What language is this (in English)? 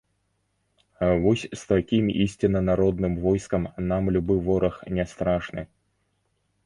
Belarusian